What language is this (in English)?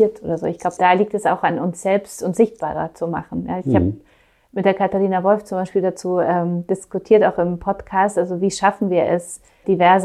German